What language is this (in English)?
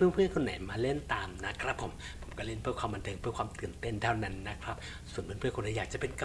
Thai